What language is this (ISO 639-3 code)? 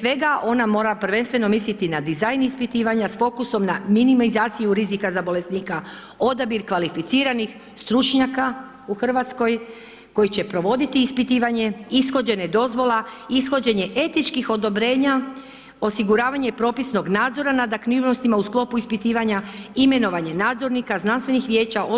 hrv